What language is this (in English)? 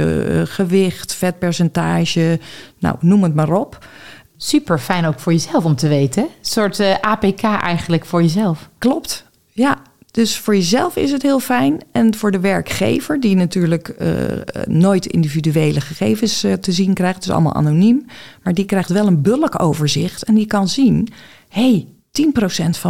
Dutch